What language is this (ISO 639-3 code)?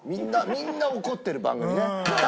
jpn